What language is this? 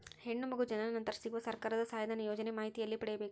Kannada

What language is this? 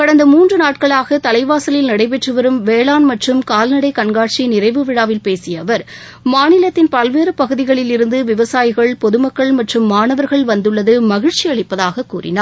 Tamil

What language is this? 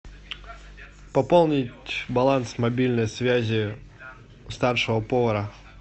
Russian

